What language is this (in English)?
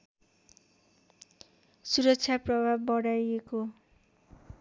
Nepali